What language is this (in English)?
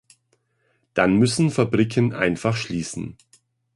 German